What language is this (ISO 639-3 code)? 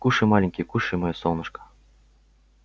rus